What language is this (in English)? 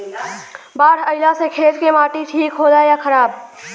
Bhojpuri